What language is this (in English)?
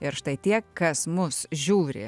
Lithuanian